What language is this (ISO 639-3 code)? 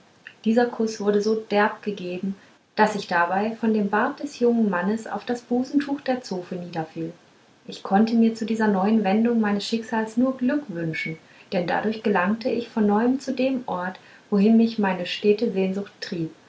deu